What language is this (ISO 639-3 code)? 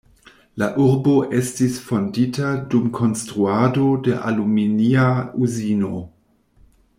epo